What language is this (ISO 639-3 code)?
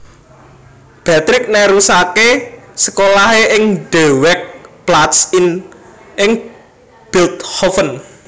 jav